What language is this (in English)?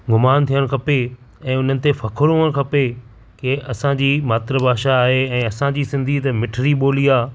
Sindhi